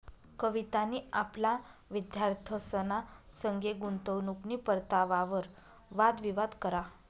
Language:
Marathi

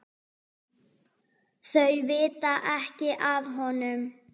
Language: Icelandic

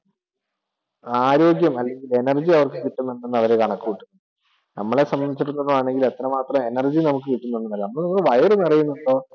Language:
Malayalam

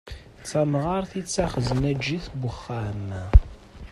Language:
Kabyle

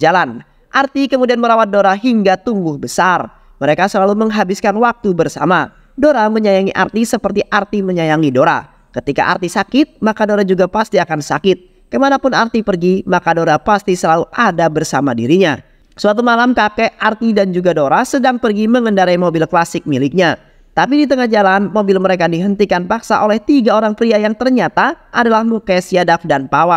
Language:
Indonesian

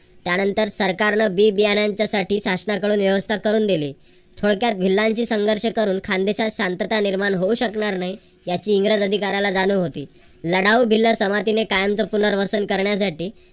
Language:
Marathi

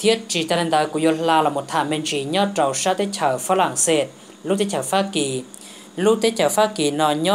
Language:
Vietnamese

